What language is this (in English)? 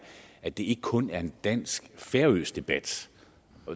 Danish